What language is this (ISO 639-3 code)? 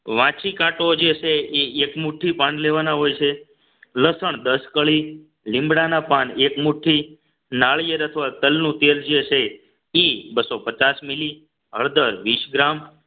guj